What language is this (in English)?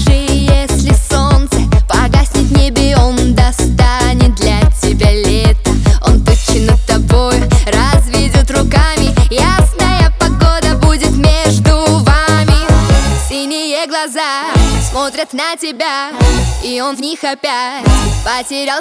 Russian